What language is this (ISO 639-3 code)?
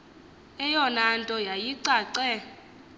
xho